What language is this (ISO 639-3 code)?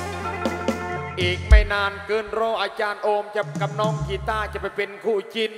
tha